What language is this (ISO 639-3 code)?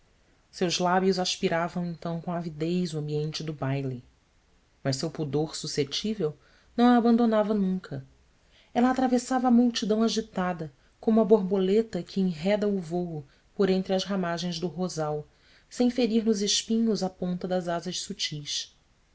por